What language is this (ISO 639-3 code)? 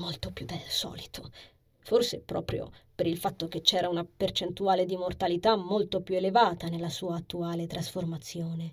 ita